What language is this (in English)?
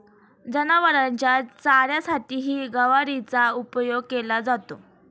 Marathi